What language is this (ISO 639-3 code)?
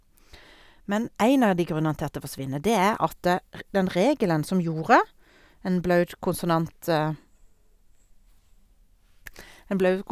nor